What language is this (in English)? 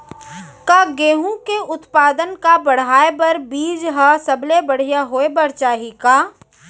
Chhattisgarhi